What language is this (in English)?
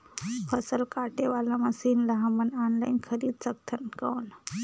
Chhattisgarhi